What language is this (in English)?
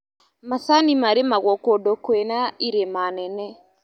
Kikuyu